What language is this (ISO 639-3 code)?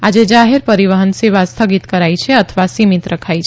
guj